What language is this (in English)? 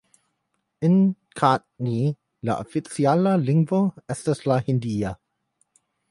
Esperanto